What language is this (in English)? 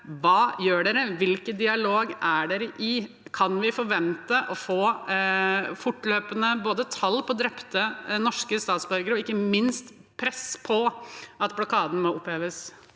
Norwegian